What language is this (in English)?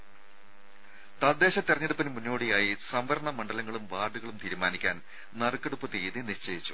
Malayalam